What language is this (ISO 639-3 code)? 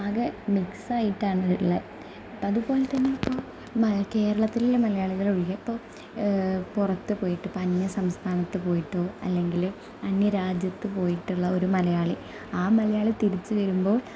mal